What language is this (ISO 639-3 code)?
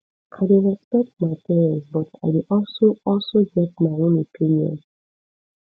pcm